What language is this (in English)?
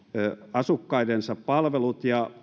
Finnish